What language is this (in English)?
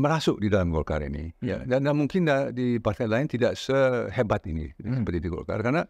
Indonesian